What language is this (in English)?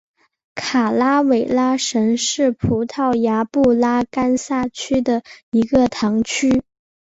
Chinese